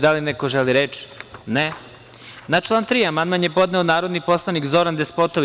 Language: Serbian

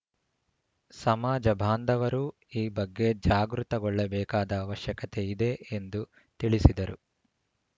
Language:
Kannada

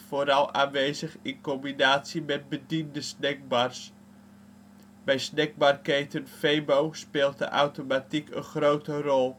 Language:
Dutch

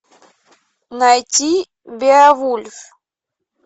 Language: Russian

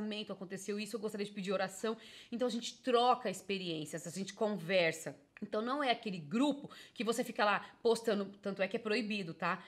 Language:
Portuguese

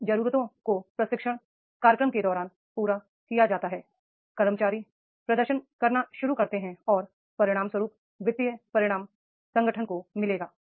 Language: Hindi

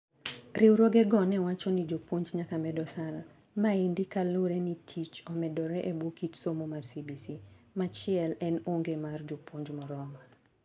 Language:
Luo (Kenya and Tanzania)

